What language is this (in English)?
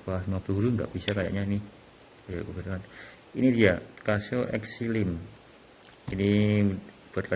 Indonesian